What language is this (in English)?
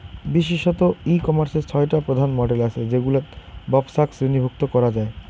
Bangla